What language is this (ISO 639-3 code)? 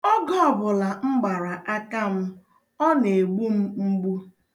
ibo